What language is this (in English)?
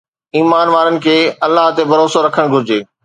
Sindhi